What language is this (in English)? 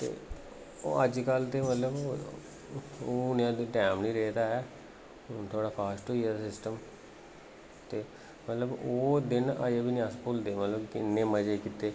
Dogri